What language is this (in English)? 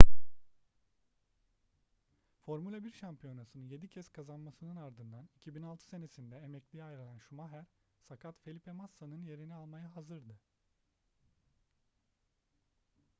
Turkish